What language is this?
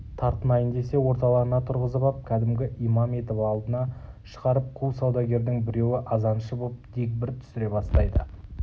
Kazakh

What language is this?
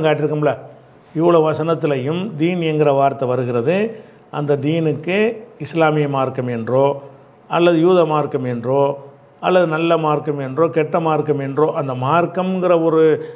Tamil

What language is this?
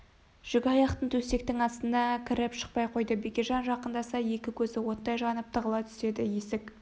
Kazakh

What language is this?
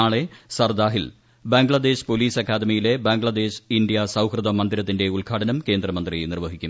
Malayalam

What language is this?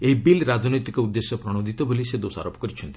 Odia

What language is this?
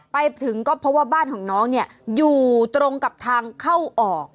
Thai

